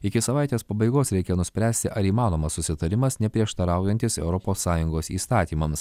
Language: Lithuanian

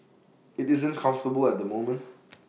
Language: English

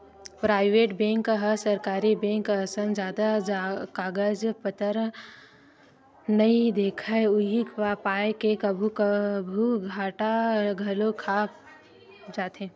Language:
Chhattisgarhi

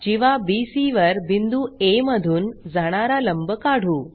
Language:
Marathi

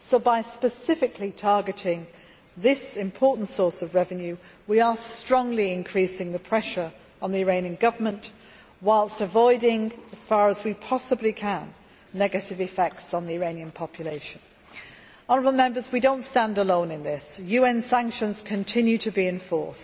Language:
English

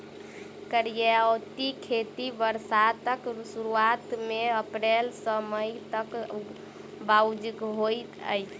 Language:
Maithili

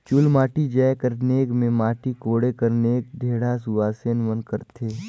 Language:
Chhattisgarhi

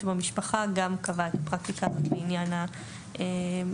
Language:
Hebrew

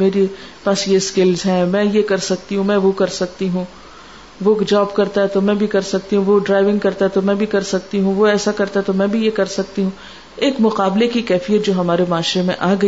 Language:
Urdu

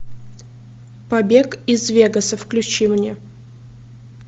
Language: Russian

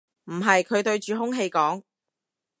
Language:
Cantonese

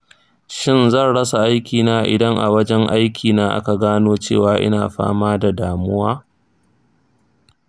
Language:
Hausa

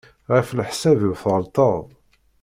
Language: Kabyle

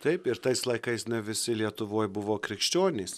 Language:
Lithuanian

